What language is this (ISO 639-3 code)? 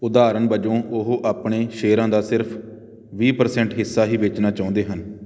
pan